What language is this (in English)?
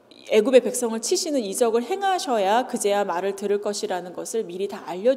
Korean